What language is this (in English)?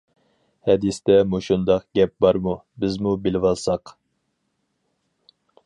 Uyghur